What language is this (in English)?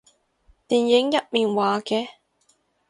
Cantonese